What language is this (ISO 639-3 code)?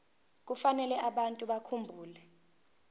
zul